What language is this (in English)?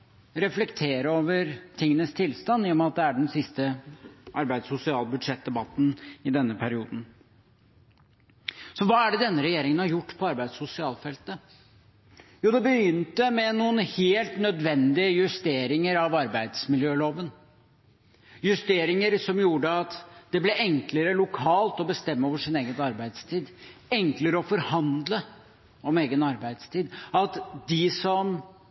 Norwegian Bokmål